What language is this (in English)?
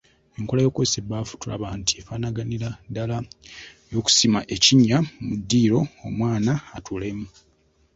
Ganda